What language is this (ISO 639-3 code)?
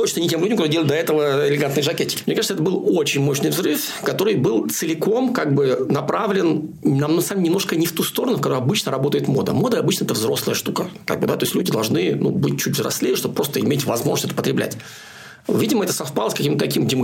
rus